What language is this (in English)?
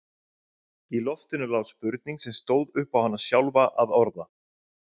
Icelandic